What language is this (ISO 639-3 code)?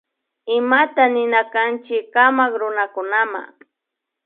qvi